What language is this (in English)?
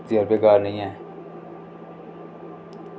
Dogri